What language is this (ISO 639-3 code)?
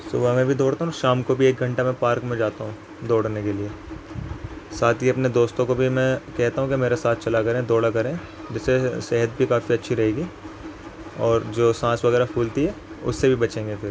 urd